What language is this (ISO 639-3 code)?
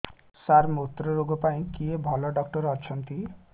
ori